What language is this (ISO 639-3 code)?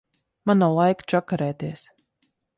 lav